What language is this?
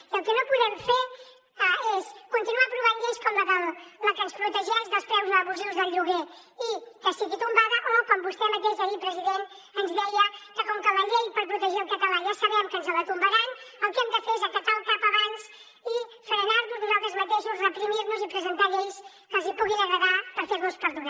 Catalan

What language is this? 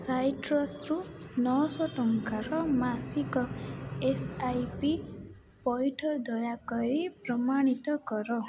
Odia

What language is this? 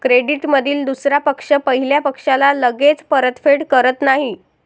Marathi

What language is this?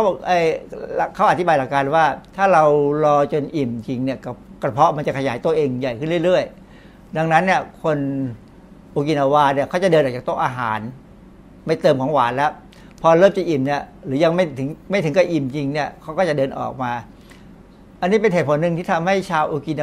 Thai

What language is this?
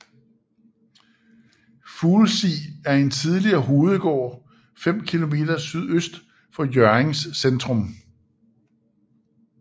Danish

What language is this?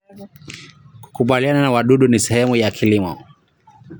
Kalenjin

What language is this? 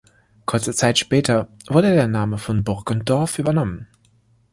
German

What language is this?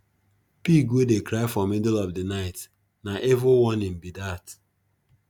Nigerian Pidgin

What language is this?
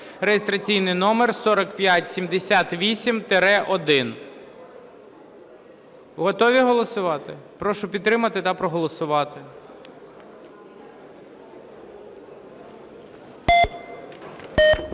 Ukrainian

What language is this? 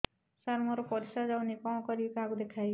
Odia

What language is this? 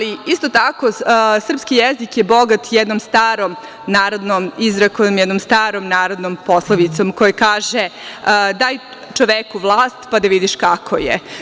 Serbian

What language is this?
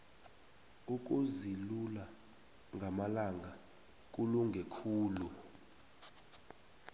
South Ndebele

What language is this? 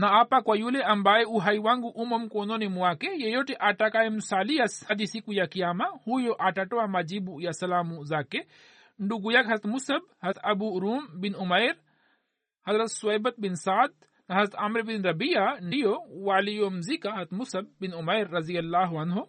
Swahili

